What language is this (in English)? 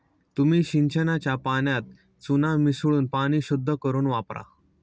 Marathi